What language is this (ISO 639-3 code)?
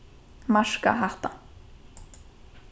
fao